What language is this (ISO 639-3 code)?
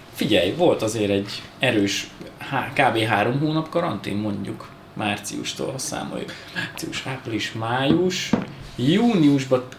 hun